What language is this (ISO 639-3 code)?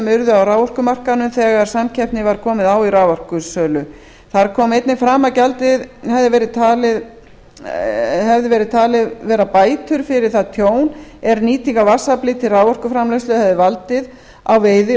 isl